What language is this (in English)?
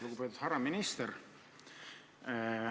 Estonian